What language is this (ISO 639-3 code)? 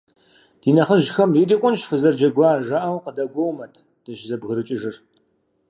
kbd